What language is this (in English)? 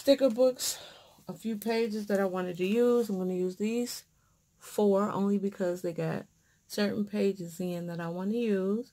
English